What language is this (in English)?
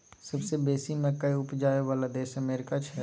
Maithili